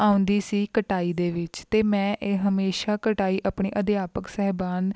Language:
Punjabi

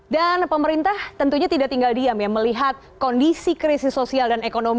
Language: Indonesian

